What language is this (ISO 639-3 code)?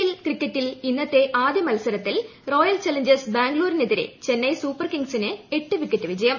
mal